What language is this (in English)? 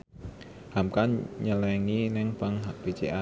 Javanese